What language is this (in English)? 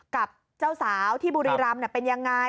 Thai